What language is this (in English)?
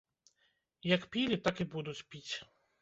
Belarusian